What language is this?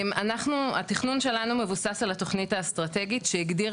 Hebrew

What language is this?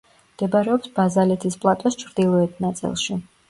Georgian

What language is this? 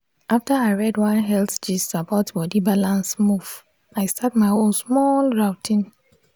Nigerian Pidgin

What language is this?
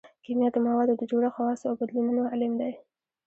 Pashto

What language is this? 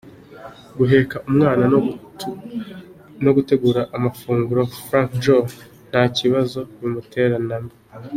Kinyarwanda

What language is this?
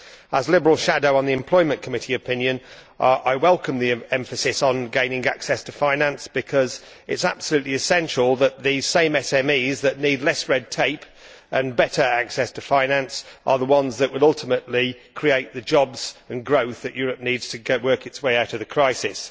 English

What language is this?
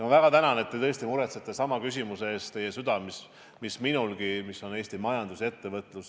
Estonian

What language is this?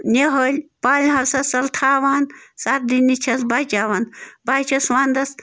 Kashmiri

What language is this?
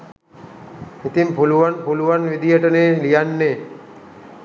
Sinhala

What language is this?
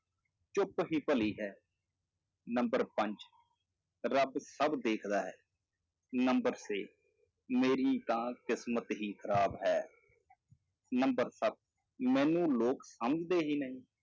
Punjabi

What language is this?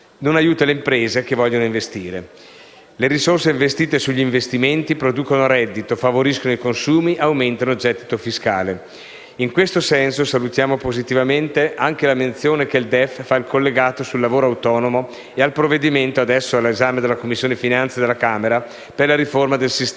Italian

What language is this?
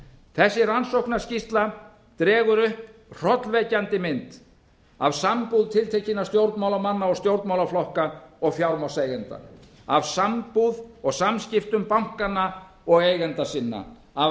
Icelandic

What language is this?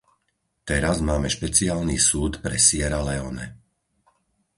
Slovak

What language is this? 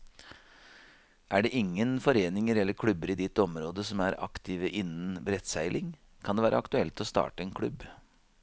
Norwegian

